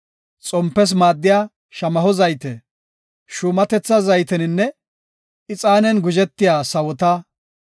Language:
Gofa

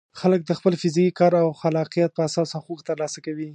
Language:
Pashto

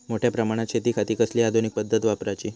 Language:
Marathi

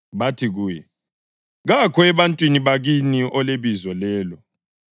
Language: North Ndebele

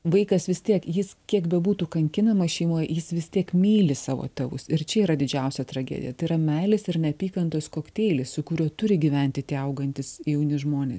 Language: Lithuanian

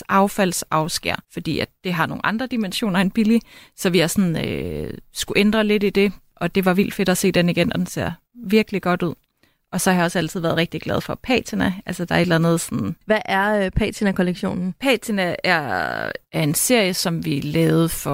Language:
Danish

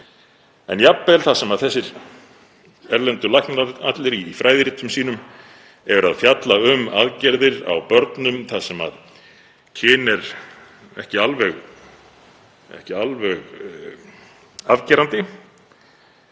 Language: Icelandic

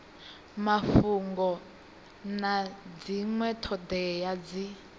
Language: Venda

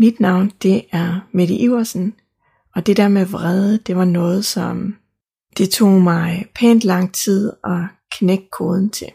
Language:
Danish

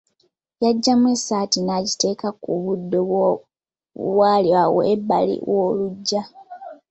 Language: Ganda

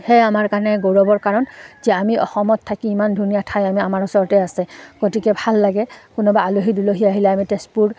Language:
Assamese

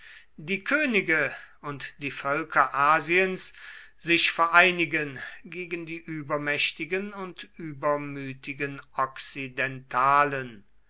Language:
German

